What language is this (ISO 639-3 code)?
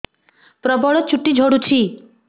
ori